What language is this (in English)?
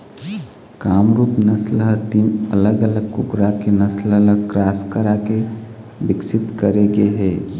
Chhattisgarhi